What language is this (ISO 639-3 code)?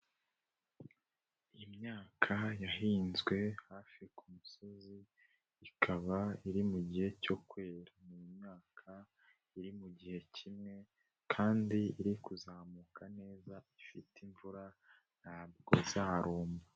kin